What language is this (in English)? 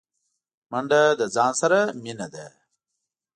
Pashto